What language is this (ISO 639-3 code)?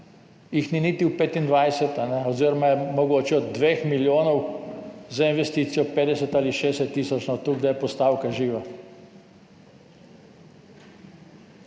slv